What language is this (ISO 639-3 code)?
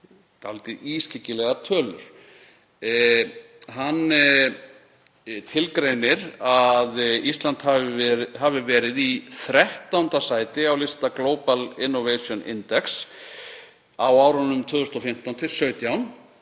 isl